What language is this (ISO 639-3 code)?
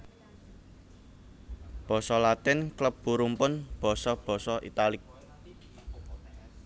jav